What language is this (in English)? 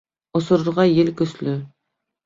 Bashkir